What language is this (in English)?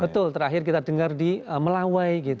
Indonesian